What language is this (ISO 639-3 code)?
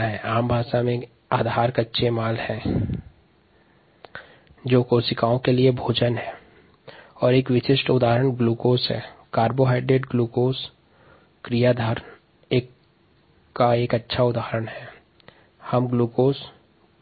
hin